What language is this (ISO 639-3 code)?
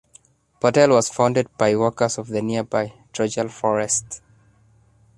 eng